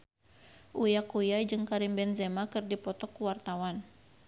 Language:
Sundanese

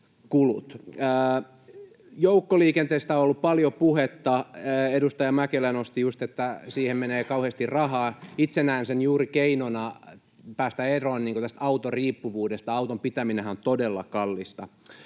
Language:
Finnish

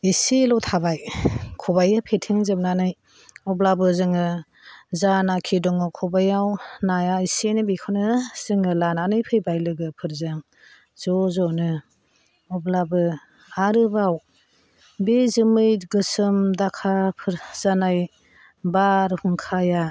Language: Bodo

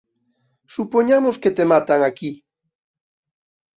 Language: Galician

